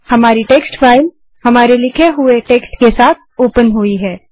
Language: Hindi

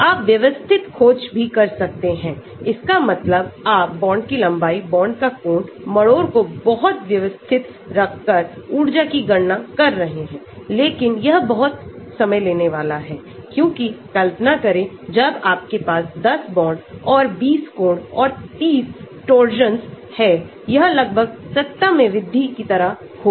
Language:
Hindi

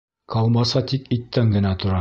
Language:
Bashkir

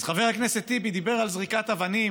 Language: Hebrew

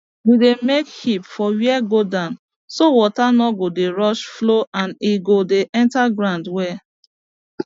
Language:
Nigerian Pidgin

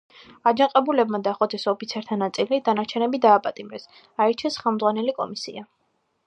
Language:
Georgian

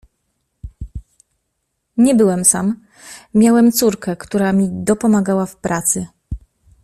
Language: Polish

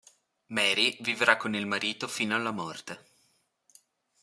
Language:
Italian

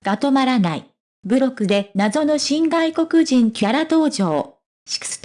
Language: Japanese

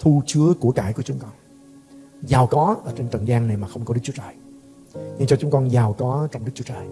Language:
Vietnamese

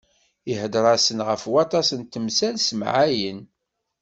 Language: Kabyle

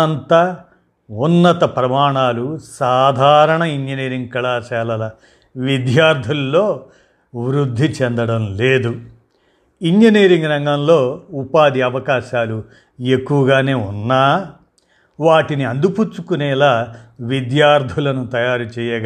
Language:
Telugu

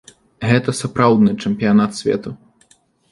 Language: Belarusian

